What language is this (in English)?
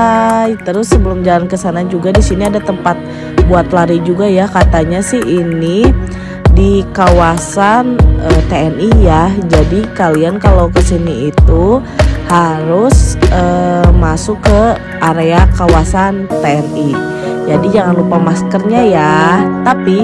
Indonesian